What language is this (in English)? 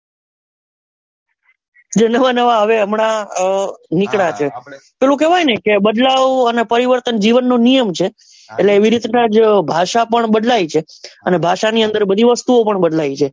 Gujarati